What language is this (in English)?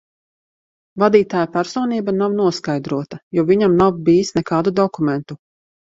Latvian